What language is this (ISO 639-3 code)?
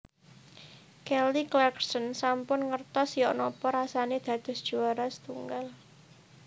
jav